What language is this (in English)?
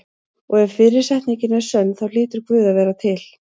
Icelandic